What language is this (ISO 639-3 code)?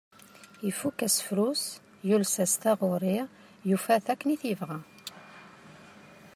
kab